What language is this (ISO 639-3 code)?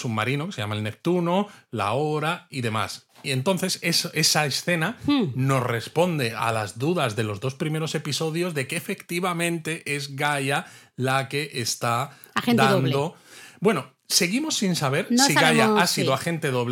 spa